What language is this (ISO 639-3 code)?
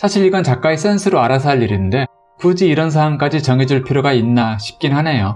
kor